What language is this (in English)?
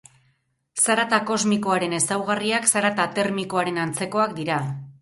Basque